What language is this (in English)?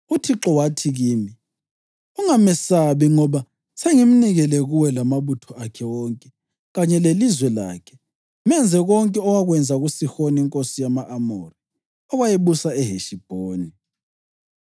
North Ndebele